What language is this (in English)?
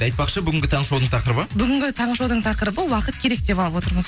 Kazakh